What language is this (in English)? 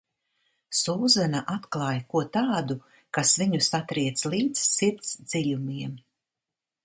Latvian